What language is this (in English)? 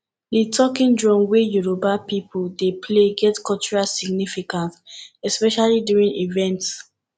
Nigerian Pidgin